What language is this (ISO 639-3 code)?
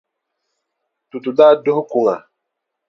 dag